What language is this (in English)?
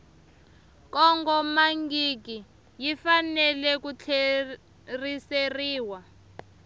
Tsonga